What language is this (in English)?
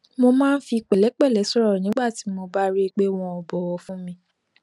Yoruba